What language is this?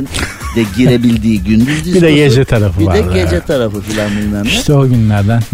Turkish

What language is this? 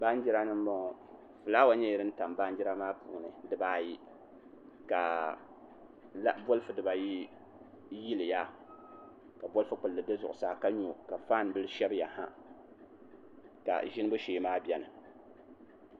Dagbani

